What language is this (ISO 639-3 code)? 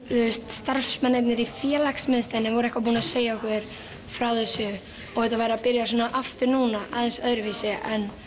isl